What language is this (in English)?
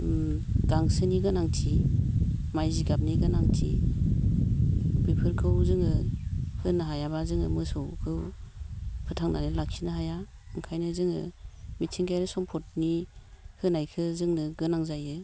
Bodo